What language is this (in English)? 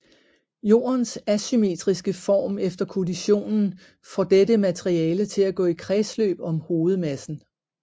Danish